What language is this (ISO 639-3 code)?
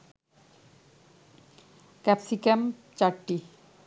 ben